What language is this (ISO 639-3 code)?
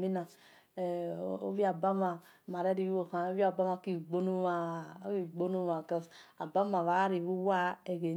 ish